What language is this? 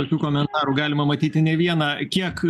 Lithuanian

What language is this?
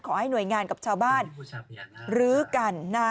Thai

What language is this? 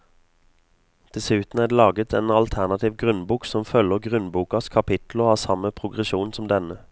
Norwegian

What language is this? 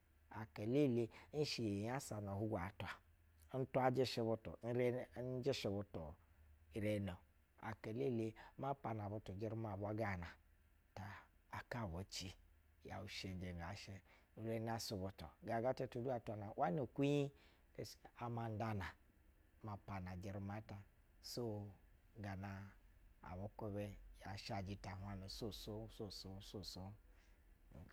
Basa (Nigeria)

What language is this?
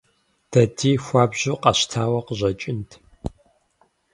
Kabardian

